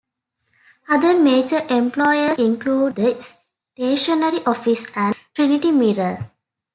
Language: English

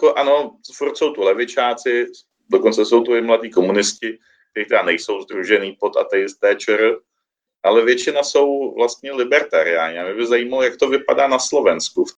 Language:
Czech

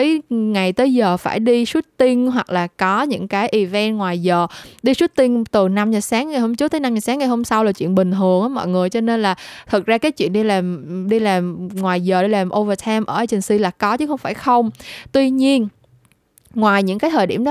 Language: Vietnamese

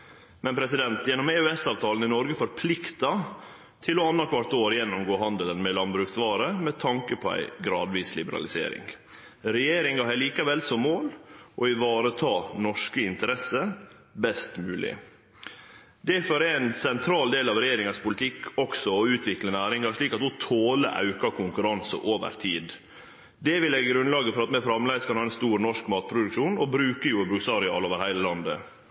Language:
Norwegian Nynorsk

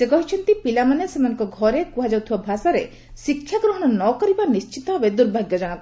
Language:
Odia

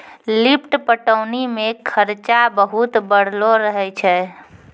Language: Maithili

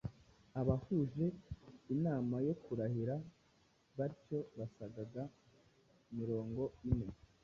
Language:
Kinyarwanda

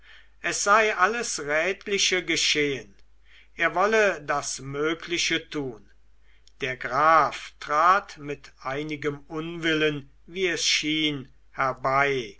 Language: German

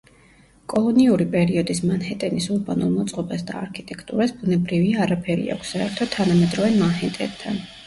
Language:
Georgian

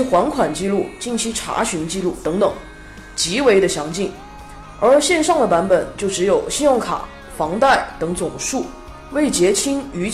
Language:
Chinese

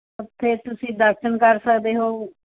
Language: Punjabi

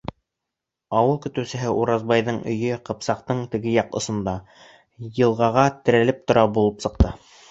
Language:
Bashkir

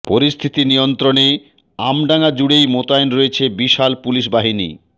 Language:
Bangla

